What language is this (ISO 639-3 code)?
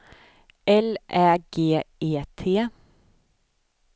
swe